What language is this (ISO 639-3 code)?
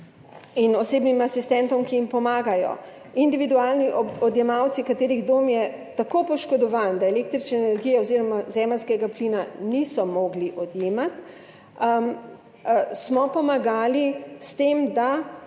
slv